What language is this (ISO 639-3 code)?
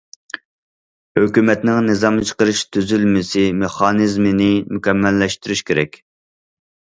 uig